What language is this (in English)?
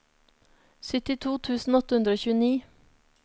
Norwegian